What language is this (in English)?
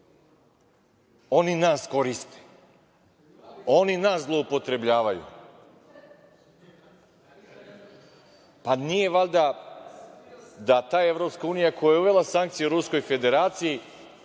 Serbian